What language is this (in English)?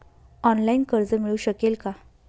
Marathi